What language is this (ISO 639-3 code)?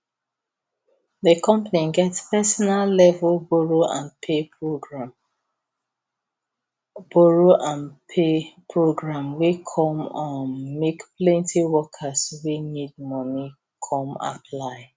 pcm